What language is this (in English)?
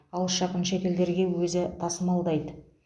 Kazakh